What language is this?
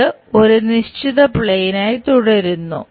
Malayalam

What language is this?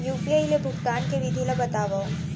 Chhattisgarhi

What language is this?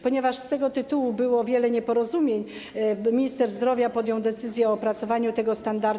Polish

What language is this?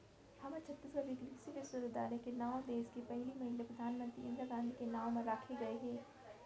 Chhattisgarhi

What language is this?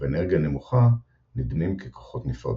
Hebrew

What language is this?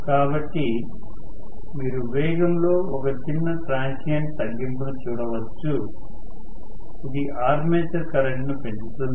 Telugu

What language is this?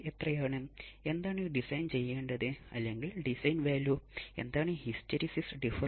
Malayalam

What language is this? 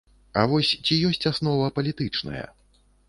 Belarusian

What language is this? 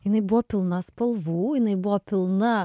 Lithuanian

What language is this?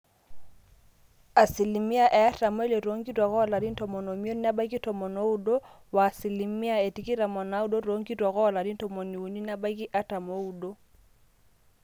Masai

